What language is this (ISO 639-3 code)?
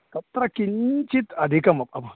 san